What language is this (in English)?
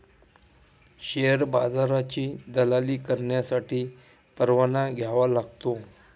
Marathi